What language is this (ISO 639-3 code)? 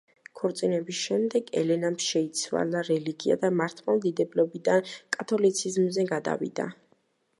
kat